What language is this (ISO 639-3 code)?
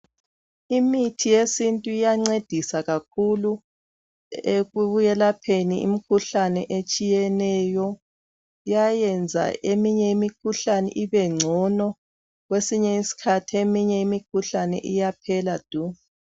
nde